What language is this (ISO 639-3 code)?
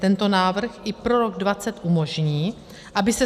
ces